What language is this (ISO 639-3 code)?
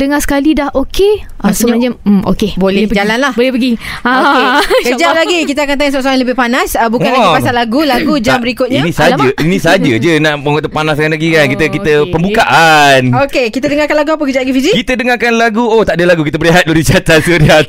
msa